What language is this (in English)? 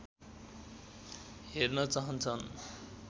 Nepali